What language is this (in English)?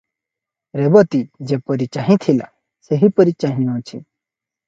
Odia